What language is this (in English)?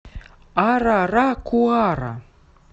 Russian